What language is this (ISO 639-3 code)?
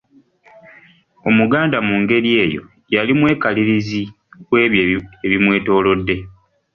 lug